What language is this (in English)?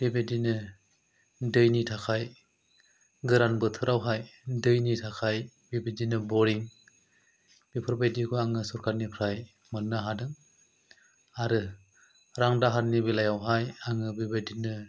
Bodo